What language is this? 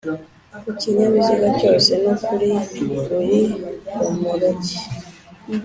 Kinyarwanda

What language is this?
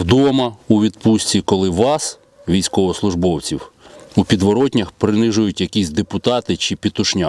Ukrainian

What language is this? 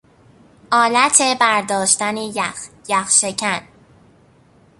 Persian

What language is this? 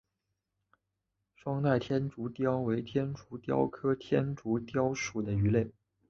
Chinese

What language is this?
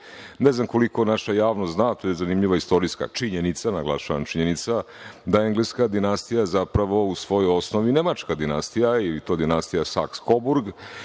Serbian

